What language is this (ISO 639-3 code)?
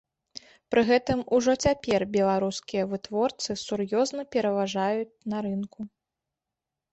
bel